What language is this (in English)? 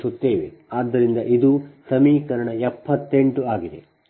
Kannada